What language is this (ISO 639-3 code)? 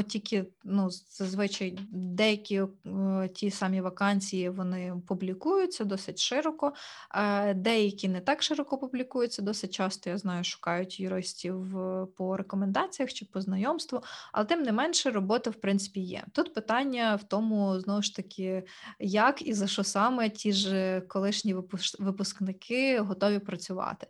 ukr